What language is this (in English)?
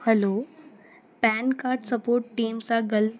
Sindhi